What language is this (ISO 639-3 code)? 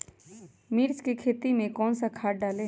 mag